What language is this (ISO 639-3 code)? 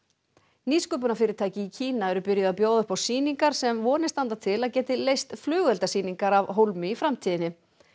isl